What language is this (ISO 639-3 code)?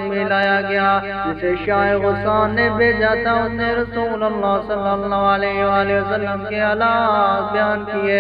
tur